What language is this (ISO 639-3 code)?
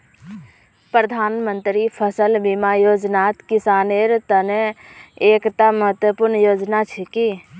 mag